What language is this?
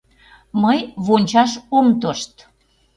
Mari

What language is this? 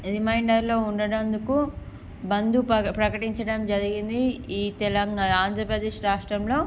Telugu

